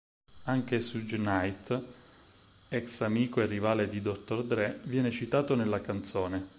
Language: Italian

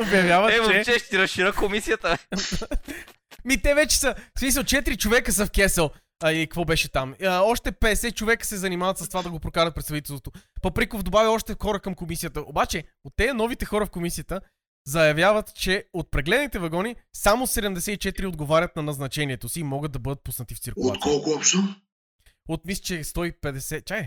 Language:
Bulgarian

